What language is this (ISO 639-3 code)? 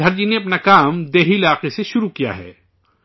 urd